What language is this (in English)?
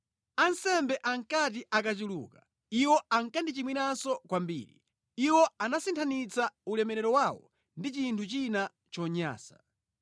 Nyanja